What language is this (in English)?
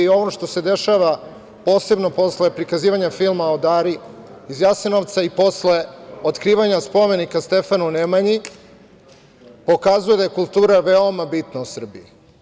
Serbian